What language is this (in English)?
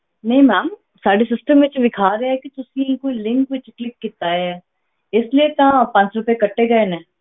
Punjabi